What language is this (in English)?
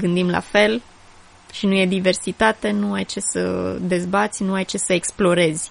Romanian